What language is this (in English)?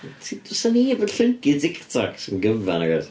Welsh